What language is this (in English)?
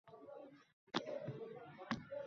Uzbek